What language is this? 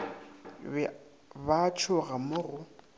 Northern Sotho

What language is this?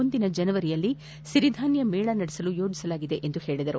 Kannada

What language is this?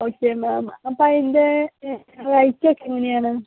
Malayalam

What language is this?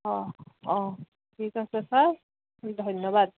Assamese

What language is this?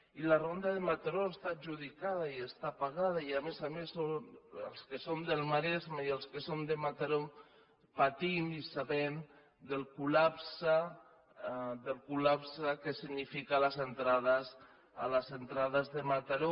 Catalan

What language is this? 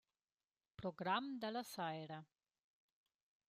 Romansh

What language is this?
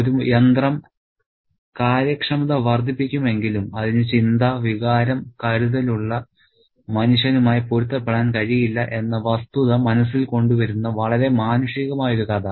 Malayalam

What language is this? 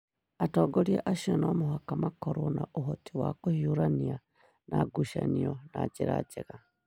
Kikuyu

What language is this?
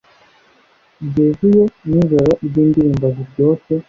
Kinyarwanda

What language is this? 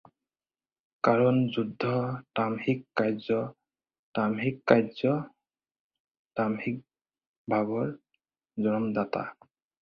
Assamese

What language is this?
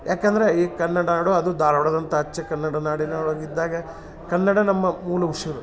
Kannada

